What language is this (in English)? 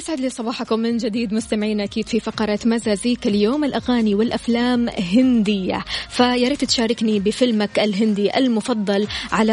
Arabic